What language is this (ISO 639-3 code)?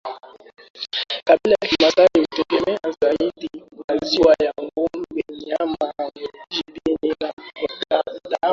swa